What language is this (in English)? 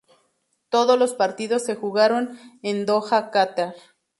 Spanish